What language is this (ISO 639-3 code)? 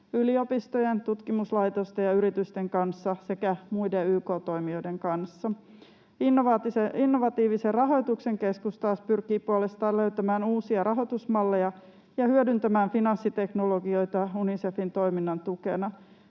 fin